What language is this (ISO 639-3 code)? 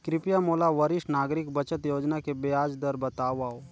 hne